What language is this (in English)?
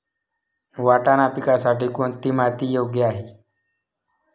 Marathi